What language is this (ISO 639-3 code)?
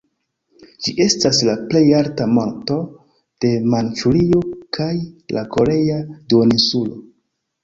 epo